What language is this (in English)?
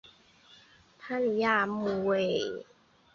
Chinese